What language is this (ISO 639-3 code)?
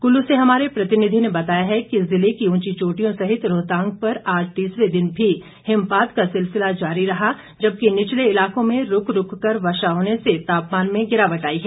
hin